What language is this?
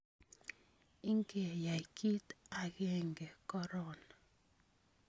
Kalenjin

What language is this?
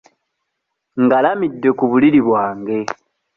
Ganda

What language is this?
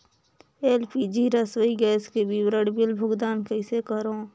Chhattisgarhi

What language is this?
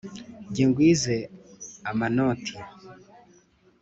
Kinyarwanda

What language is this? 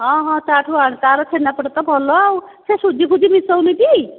Odia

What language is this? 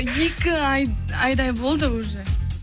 Kazakh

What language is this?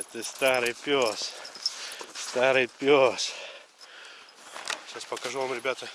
Russian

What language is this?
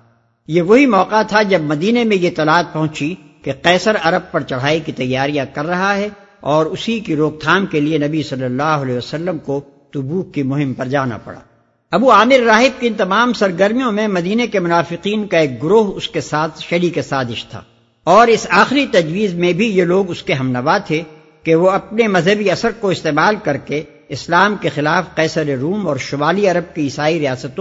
Urdu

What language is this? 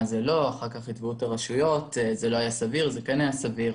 Hebrew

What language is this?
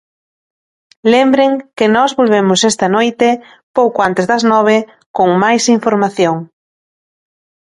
Galician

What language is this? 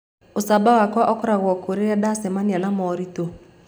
Kikuyu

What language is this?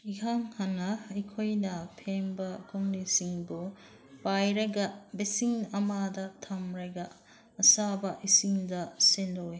Manipuri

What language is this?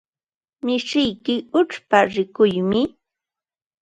Ambo-Pasco Quechua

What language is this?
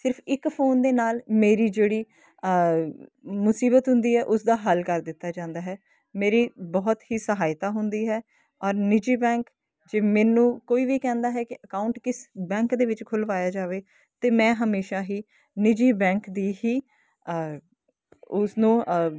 Punjabi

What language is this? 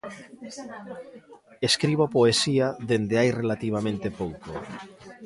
Galician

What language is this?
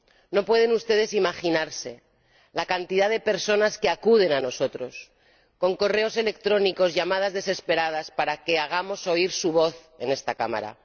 Spanish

